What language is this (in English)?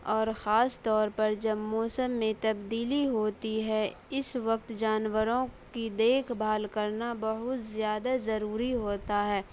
Urdu